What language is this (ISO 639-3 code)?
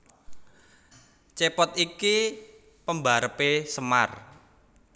jav